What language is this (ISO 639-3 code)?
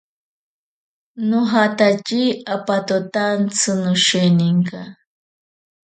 prq